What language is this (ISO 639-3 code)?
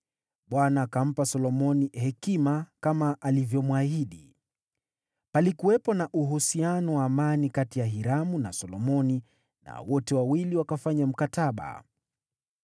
swa